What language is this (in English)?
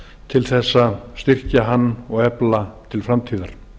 Icelandic